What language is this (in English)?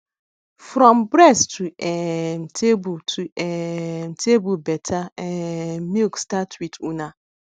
Nigerian Pidgin